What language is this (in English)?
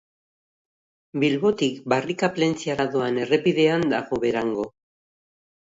Basque